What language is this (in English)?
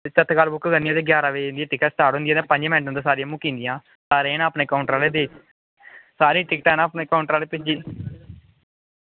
Dogri